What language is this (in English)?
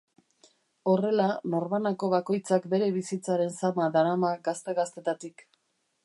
Basque